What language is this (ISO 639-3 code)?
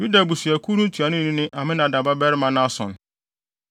aka